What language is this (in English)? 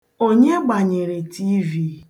Igbo